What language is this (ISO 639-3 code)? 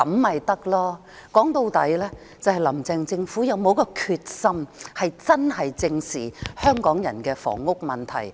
yue